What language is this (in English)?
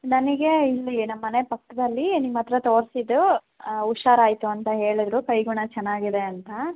Kannada